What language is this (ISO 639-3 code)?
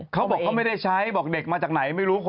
tha